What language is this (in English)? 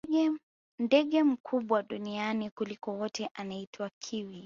Swahili